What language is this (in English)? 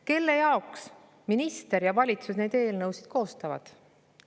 Estonian